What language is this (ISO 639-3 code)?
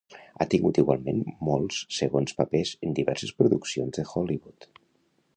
cat